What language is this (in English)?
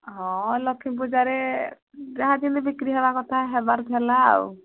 Odia